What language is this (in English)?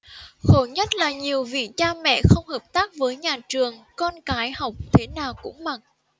Vietnamese